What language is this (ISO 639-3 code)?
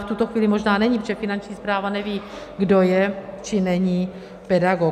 ces